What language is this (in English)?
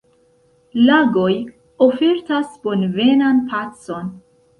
Esperanto